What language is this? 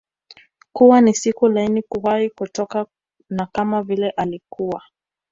Swahili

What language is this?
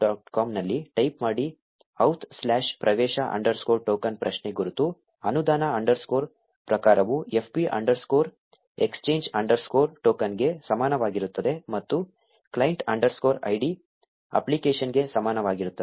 Kannada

